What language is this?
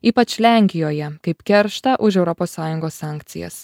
Lithuanian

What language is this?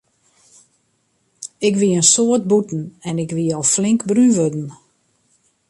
Western Frisian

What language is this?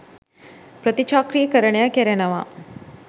Sinhala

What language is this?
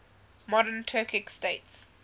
English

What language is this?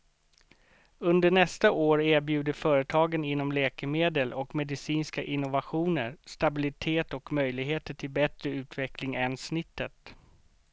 Swedish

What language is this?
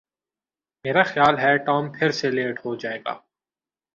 Urdu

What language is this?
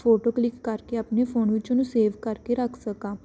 Punjabi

